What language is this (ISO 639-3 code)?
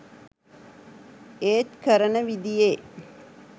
sin